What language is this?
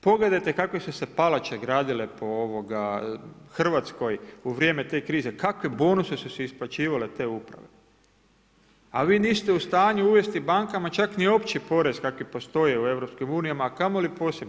Croatian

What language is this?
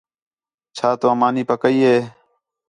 Khetrani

